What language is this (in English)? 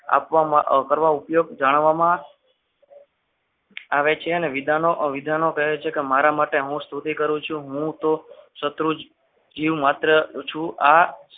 Gujarati